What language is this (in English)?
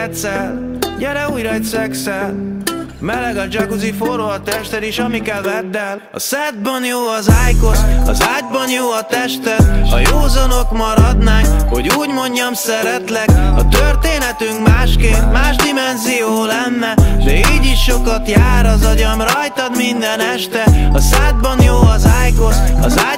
Hungarian